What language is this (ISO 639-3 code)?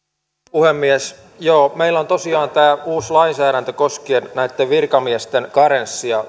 fin